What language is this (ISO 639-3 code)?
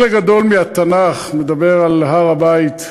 heb